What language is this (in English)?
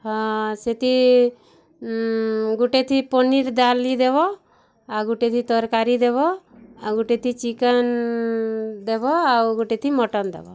Odia